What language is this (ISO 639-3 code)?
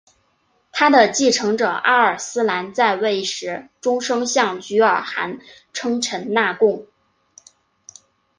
zho